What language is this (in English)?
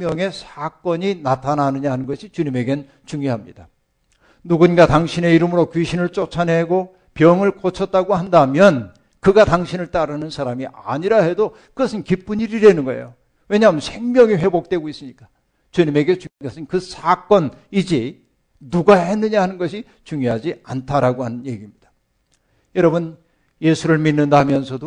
Korean